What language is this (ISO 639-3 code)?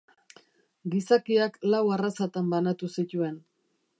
eus